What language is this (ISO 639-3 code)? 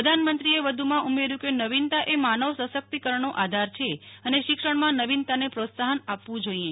guj